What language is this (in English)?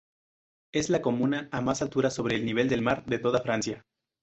Spanish